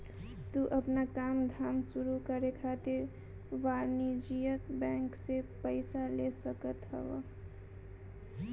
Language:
Bhojpuri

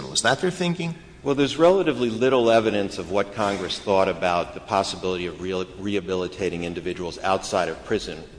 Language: English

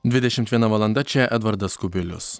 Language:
Lithuanian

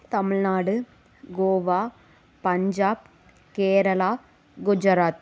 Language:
Tamil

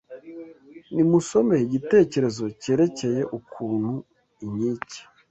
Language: Kinyarwanda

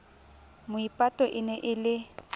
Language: Southern Sotho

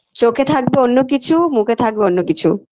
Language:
Bangla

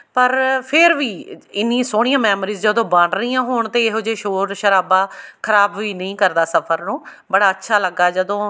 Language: Punjabi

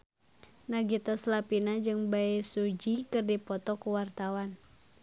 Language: Sundanese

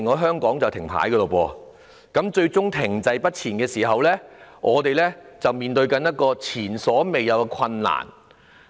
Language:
Cantonese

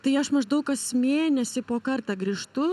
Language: Lithuanian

